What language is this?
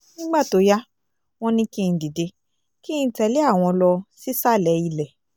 Yoruba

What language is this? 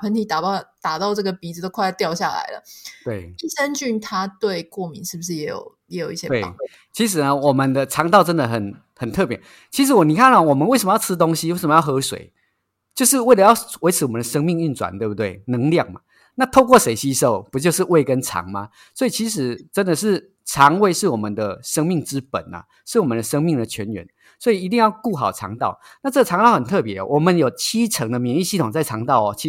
Chinese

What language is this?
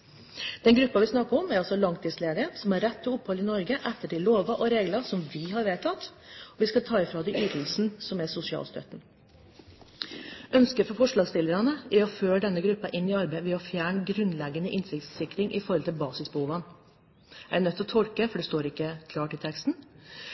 Norwegian Bokmål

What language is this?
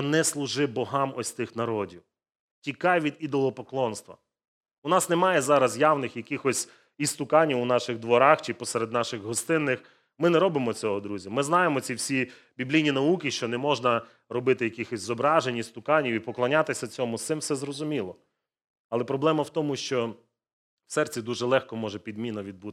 Ukrainian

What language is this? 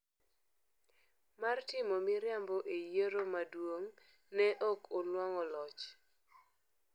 Luo (Kenya and Tanzania)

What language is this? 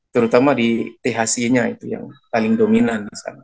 Indonesian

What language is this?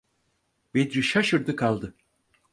Turkish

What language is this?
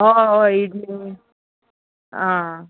Konkani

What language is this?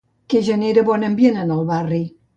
Catalan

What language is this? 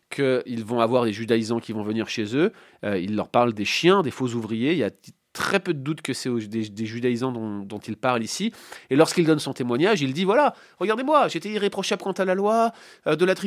French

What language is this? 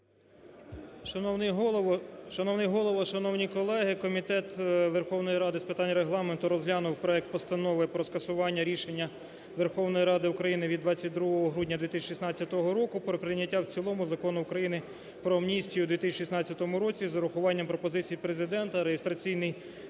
Ukrainian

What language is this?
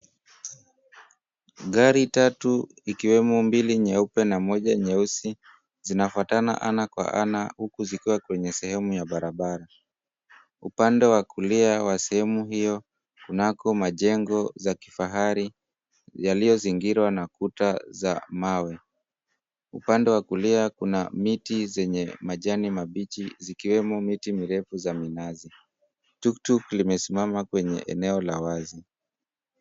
Swahili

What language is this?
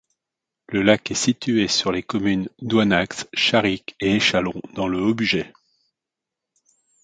French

